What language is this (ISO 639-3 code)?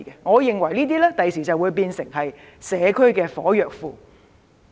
yue